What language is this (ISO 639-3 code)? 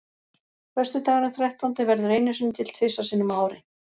isl